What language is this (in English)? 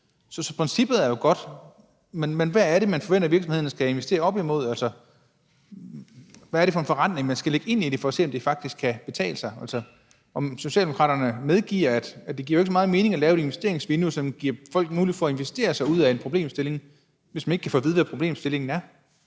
Danish